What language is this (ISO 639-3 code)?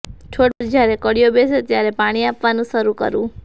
guj